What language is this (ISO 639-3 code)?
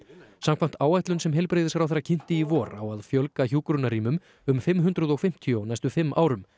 isl